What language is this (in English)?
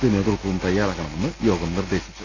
Malayalam